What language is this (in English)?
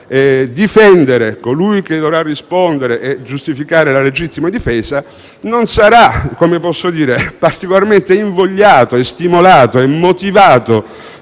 Italian